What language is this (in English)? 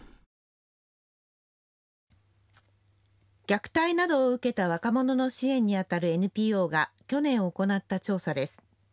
Japanese